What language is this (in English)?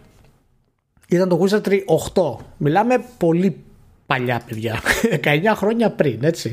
Greek